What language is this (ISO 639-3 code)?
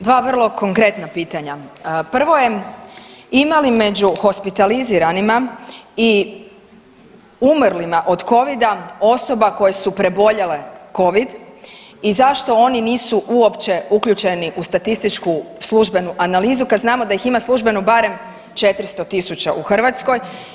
hrv